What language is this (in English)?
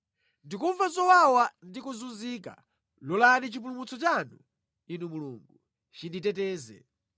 Nyanja